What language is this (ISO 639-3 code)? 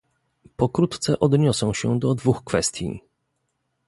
pol